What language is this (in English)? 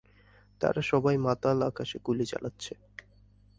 Bangla